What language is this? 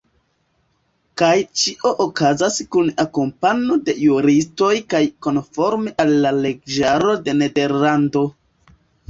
Esperanto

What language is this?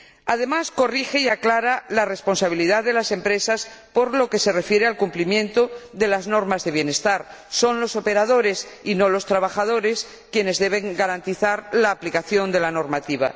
Spanish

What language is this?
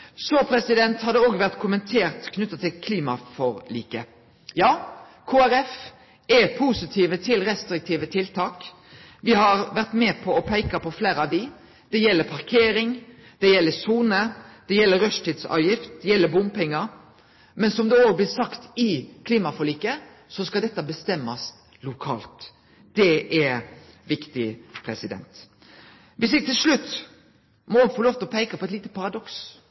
Norwegian Nynorsk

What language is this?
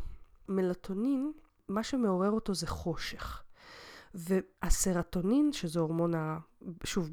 Hebrew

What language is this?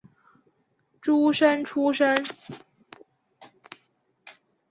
Chinese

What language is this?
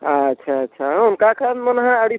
Santali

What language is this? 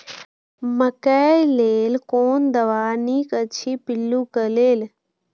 Maithili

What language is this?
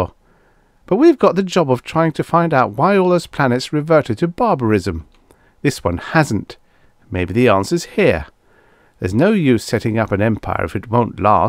English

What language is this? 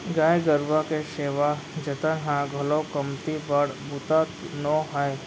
Chhattisgarhi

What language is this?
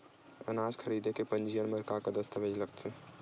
Chhattisgarhi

